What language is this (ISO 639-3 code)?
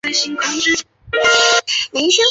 zho